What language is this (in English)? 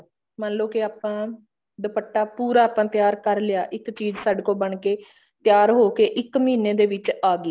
Punjabi